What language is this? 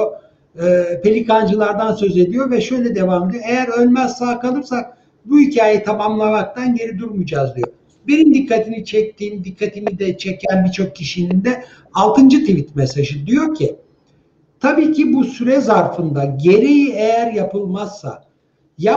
Turkish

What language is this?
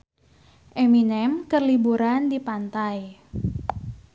Sundanese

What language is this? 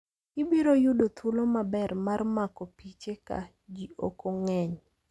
Luo (Kenya and Tanzania)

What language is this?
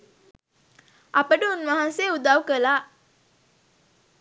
Sinhala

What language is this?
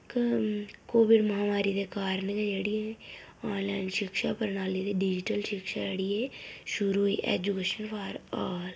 Dogri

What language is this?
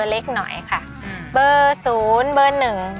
Thai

